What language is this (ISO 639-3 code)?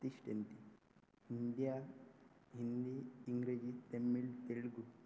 san